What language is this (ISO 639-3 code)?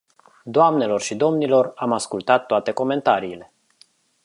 ron